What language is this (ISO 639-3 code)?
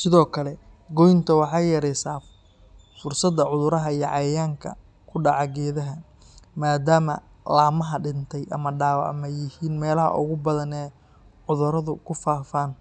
som